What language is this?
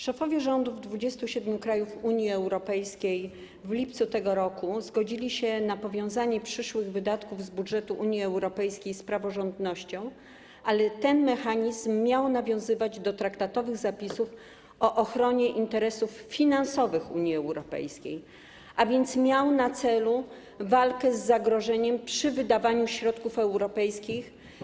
Polish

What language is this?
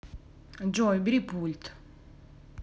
Russian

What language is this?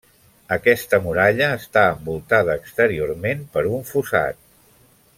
Catalan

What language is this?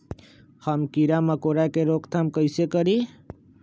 Magahi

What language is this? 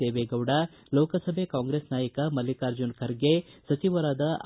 Kannada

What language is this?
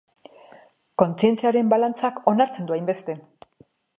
Basque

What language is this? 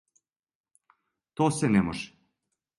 Serbian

